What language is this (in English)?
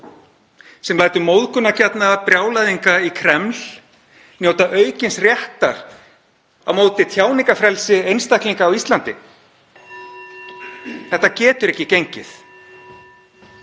Icelandic